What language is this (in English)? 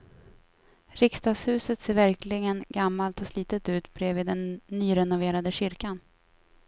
Swedish